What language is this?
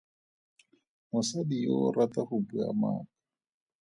Tswana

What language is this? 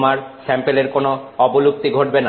Bangla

